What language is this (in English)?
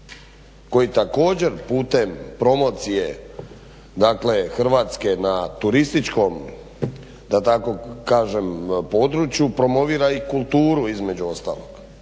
Croatian